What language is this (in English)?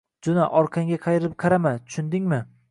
Uzbek